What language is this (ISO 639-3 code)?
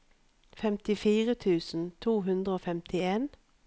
nor